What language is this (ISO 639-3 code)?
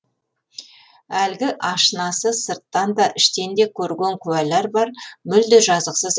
kaz